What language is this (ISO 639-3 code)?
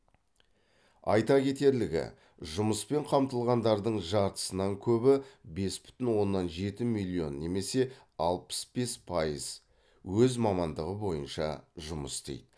kaz